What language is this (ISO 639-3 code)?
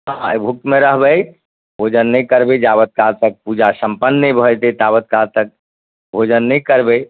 mai